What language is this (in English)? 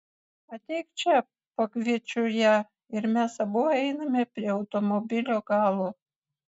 Lithuanian